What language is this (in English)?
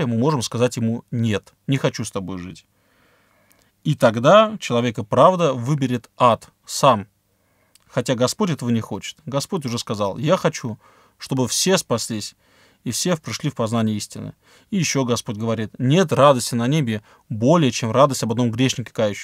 Russian